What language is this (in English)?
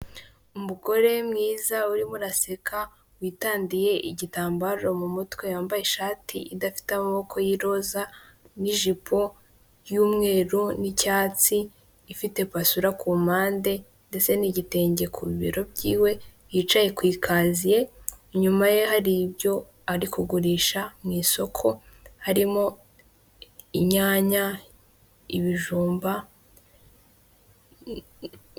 Kinyarwanda